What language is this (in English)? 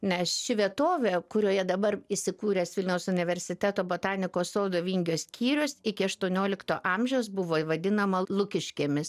Lithuanian